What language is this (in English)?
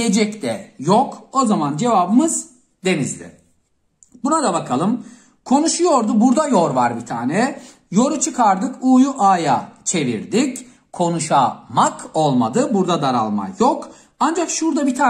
Turkish